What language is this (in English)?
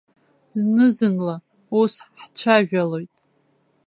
Abkhazian